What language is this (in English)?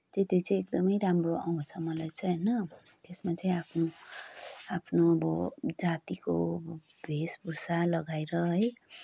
Nepali